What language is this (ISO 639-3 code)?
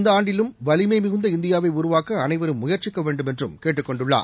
tam